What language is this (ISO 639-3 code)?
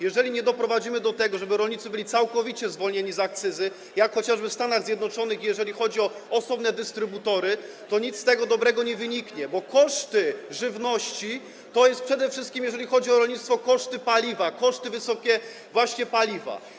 pol